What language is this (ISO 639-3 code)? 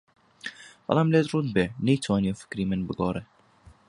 ckb